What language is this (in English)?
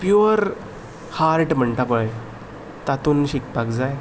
Konkani